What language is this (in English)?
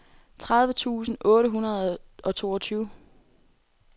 Danish